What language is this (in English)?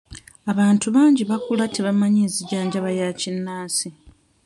Ganda